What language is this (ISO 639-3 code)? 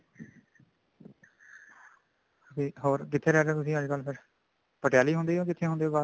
pan